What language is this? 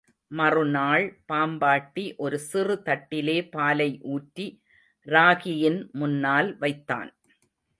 Tamil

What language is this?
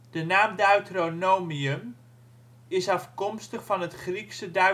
Dutch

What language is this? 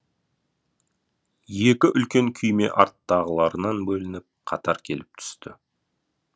Kazakh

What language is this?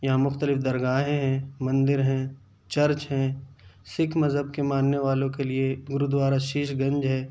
Urdu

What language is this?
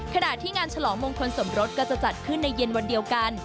Thai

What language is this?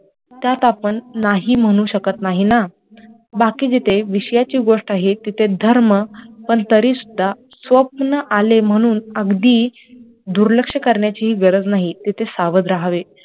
Marathi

